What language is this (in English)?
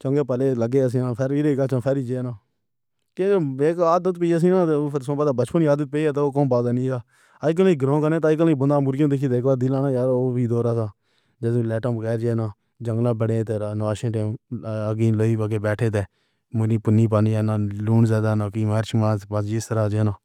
Pahari-Potwari